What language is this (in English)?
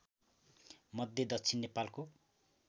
Nepali